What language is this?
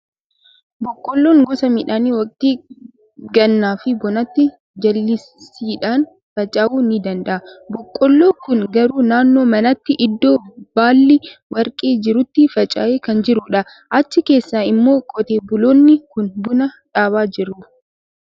Oromo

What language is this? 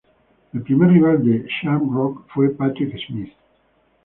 Spanish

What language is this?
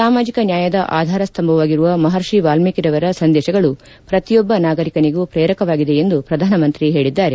Kannada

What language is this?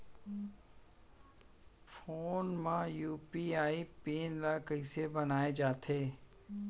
Chhattisgarhi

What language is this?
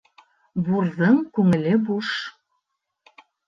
Bashkir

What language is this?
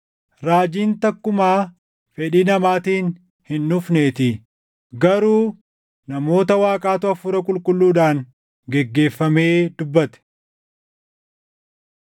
Oromo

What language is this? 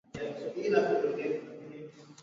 Swahili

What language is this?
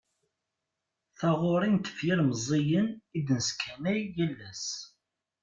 Kabyle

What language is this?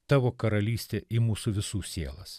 Lithuanian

